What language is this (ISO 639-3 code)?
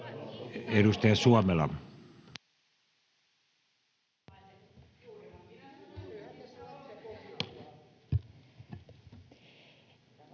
fin